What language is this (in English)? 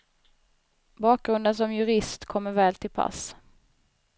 Swedish